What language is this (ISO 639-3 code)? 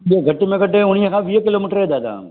snd